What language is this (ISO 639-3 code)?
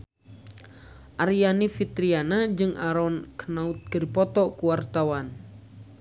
sun